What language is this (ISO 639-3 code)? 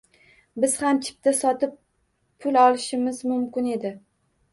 uzb